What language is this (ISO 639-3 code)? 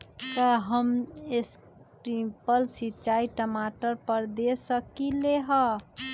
mag